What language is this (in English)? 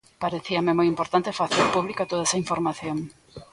Galician